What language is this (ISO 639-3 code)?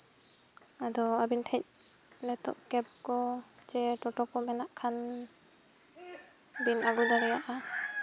sat